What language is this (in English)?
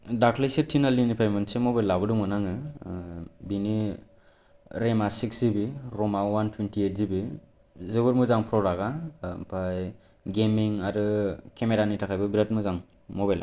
Bodo